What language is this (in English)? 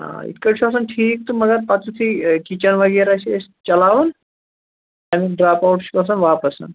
Kashmiri